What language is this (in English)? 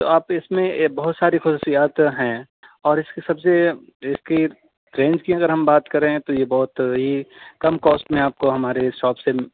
Urdu